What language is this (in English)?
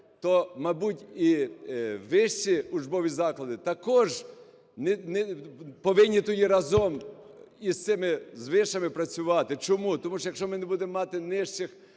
Ukrainian